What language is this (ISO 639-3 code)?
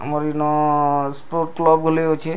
ori